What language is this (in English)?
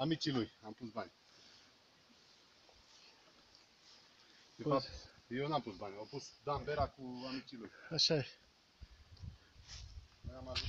Romanian